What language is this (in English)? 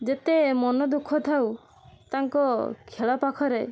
Odia